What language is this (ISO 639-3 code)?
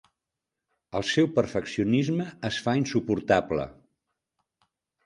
cat